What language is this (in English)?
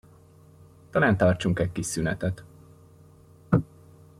Hungarian